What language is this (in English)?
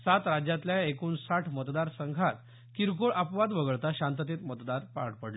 Marathi